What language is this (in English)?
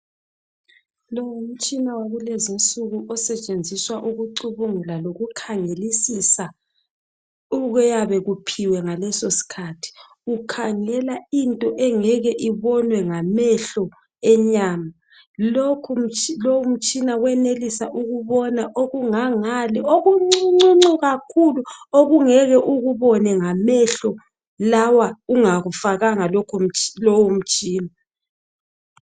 North Ndebele